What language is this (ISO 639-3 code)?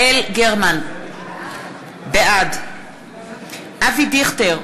heb